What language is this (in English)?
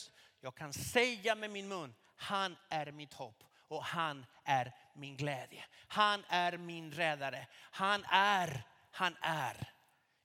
Swedish